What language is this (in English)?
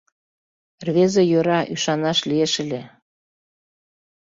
Mari